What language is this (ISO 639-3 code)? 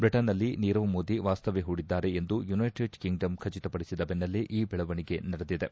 kan